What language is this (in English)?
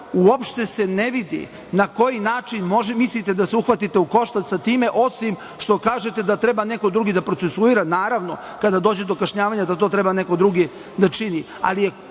Serbian